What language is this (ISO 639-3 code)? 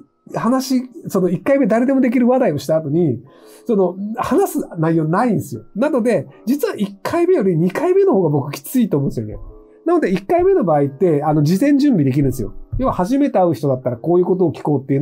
jpn